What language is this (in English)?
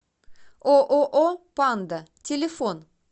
Russian